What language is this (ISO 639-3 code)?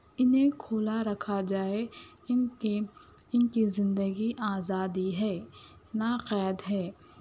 urd